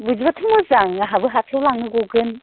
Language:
Bodo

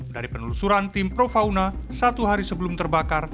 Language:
Indonesian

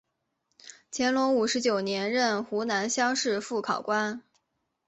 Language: Chinese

